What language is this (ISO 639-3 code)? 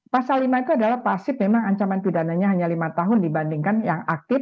ind